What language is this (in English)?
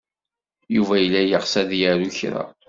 Kabyle